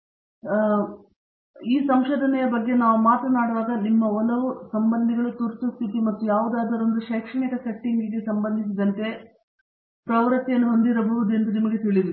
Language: Kannada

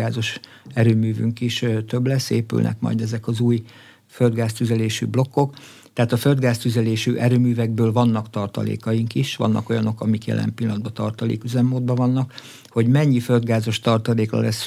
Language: Hungarian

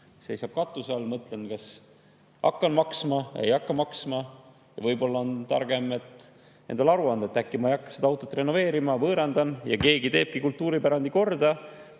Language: Estonian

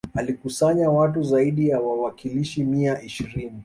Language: Swahili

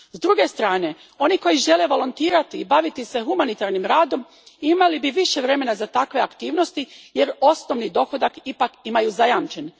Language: Croatian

